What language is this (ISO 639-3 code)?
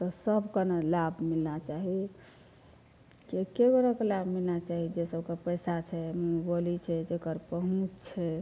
mai